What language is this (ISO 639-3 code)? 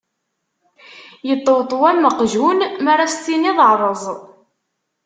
kab